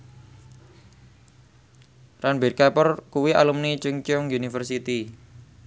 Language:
Javanese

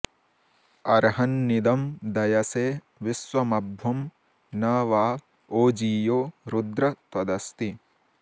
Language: Sanskrit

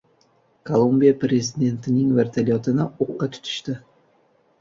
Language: Uzbek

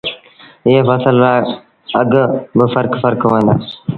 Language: Sindhi Bhil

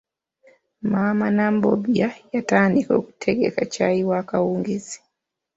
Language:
Ganda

